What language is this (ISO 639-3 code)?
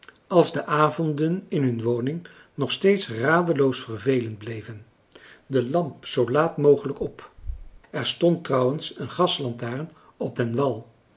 nld